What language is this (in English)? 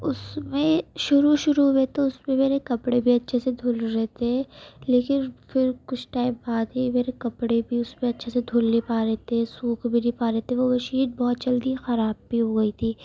Urdu